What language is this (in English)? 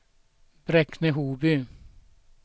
Swedish